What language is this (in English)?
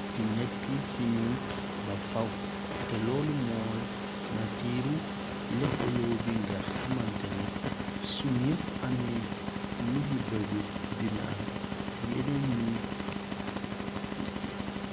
Wolof